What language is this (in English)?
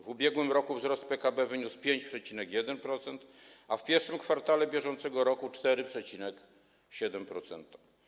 Polish